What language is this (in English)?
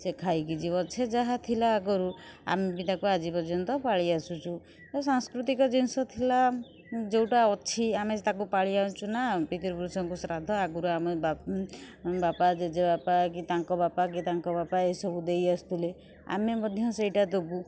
Odia